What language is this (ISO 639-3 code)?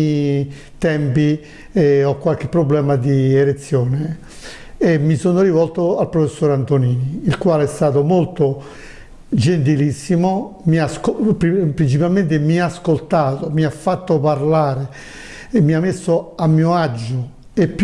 ita